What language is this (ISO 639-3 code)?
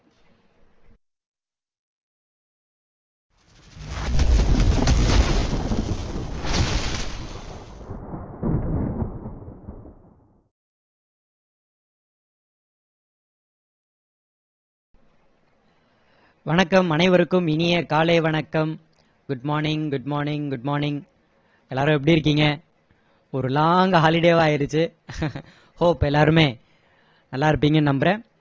tam